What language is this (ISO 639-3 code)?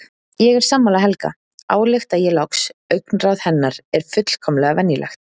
isl